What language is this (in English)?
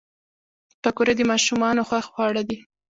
Pashto